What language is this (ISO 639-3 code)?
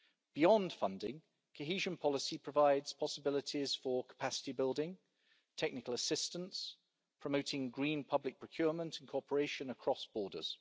eng